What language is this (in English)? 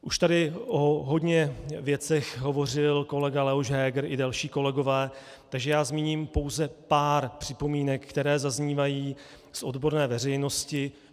Czech